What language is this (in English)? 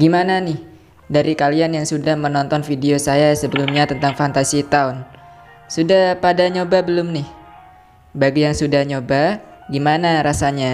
Indonesian